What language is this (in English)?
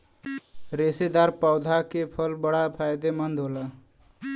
Bhojpuri